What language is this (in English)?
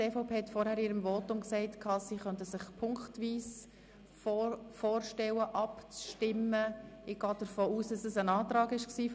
Swiss German